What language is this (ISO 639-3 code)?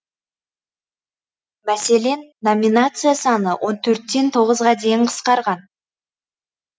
kaz